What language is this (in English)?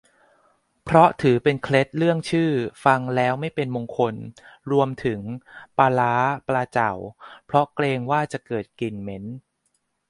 Thai